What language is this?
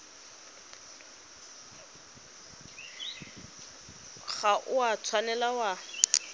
Tswana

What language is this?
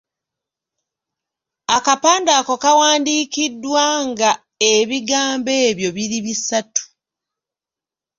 Ganda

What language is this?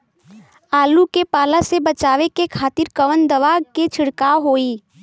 Bhojpuri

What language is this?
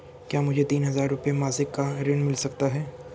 Hindi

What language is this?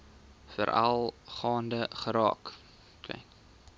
Afrikaans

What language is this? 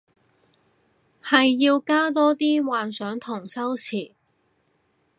Cantonese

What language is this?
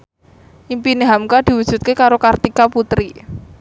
Javanese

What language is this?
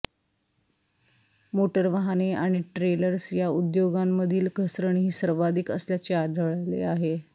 Marathi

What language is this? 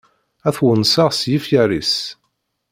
Kabyle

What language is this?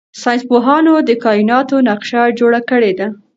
Pashto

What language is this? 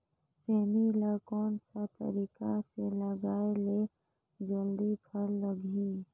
Chhattisgarhi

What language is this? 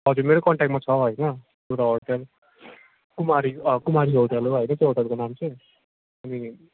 Nepali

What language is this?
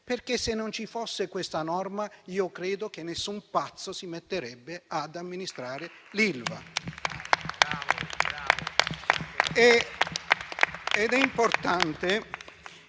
Italian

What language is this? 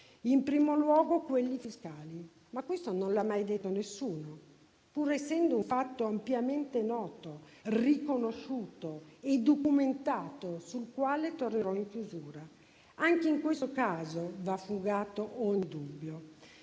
Italian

